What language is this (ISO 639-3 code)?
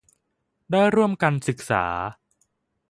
tha